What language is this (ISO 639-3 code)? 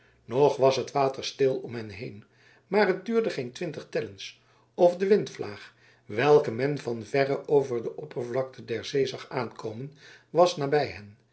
nld